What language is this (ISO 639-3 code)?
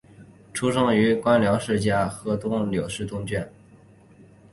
zho